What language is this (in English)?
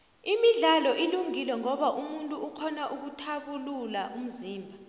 South Ndebele